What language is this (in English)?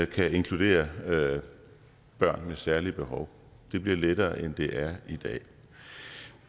Danish